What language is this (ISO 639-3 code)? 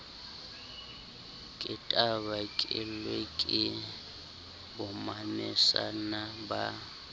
sot